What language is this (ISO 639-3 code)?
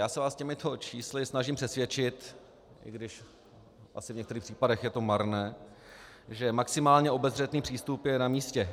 ces